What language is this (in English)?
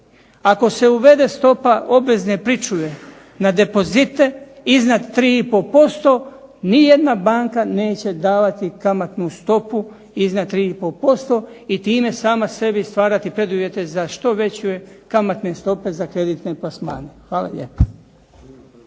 Croatian